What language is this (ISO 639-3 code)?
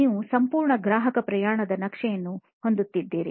kan